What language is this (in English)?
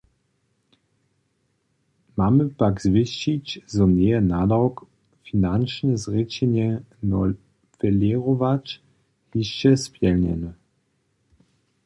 Upper Sorbian